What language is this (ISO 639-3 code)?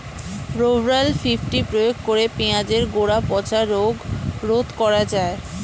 ben